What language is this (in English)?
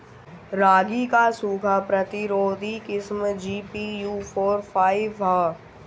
Bhojpuri